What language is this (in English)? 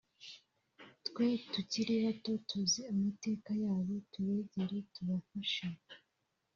Kinyarwanda